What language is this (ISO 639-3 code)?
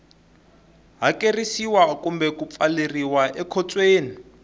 tso